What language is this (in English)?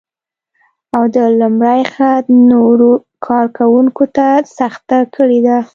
Pashto